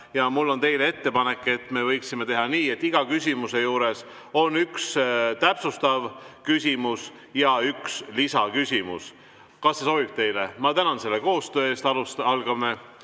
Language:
Estonian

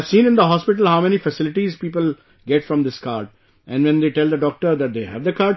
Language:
English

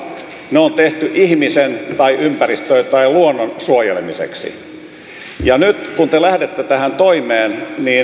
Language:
Finnish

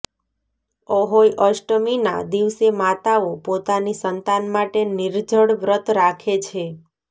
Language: Gujarati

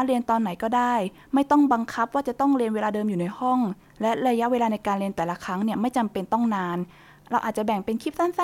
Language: Thai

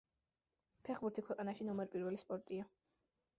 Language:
Georgian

